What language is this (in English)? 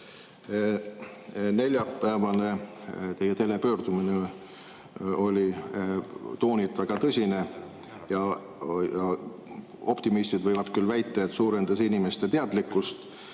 Estonian